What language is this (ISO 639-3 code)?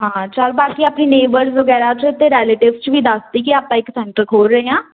pan